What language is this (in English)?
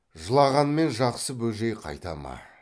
Kazakh